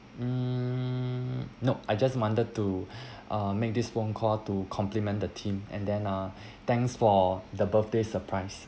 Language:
English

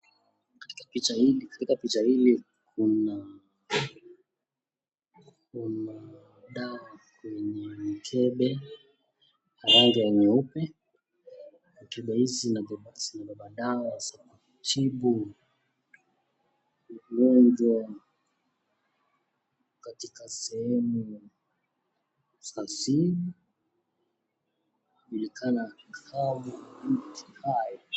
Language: Swahili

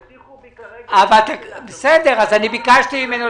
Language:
Hebrew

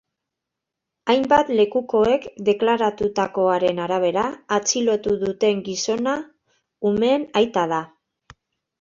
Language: Basque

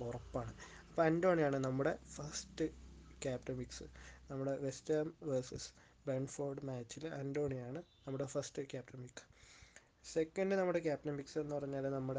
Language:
Malayalam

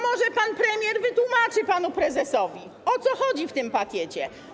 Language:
Polish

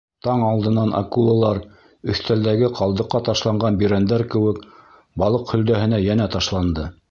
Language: Bashkir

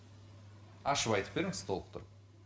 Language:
Kazakh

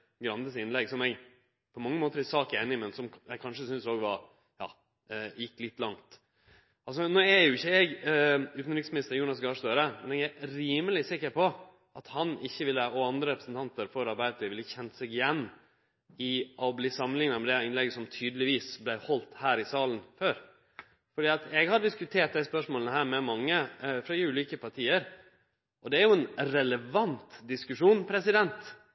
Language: Norwegian Nynorsk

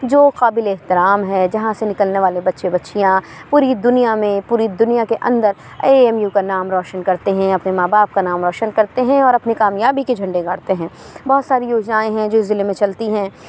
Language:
Urdu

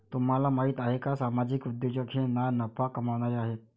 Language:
Marathi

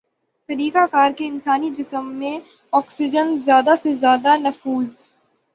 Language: Urdu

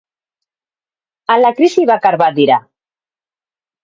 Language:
Basque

